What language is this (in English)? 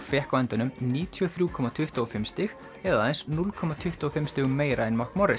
Icelandic